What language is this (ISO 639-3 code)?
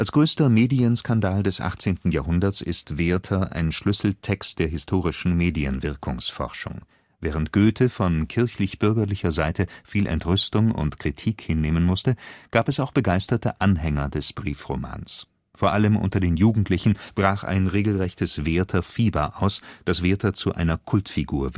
deu